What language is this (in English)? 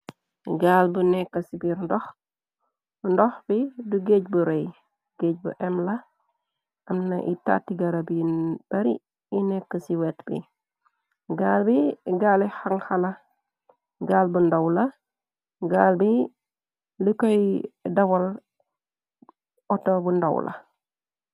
Wolof